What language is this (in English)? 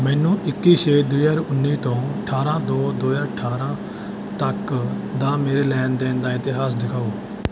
Punjabi